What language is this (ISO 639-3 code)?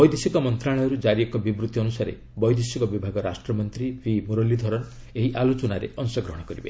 ori